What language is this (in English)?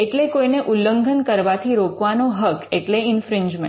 Gujarati